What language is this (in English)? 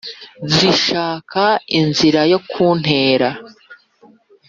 Kinyarwanda